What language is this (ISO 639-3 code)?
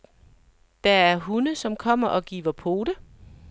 dan